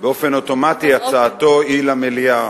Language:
Hebrew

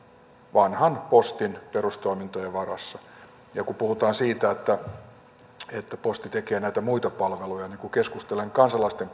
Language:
Finnish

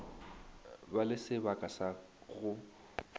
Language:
Northern Sotho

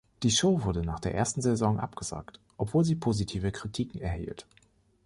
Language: German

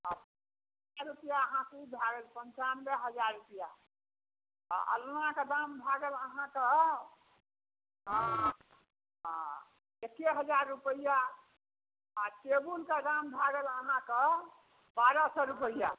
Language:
Maithili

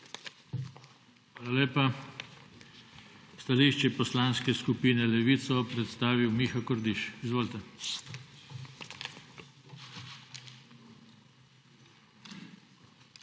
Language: Slovenian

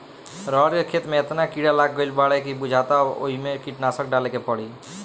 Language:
Bhojpuri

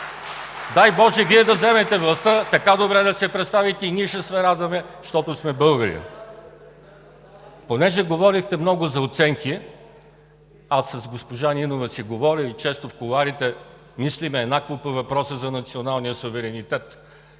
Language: Bulgarian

